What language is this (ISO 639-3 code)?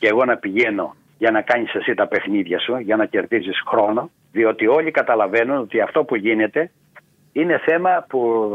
ell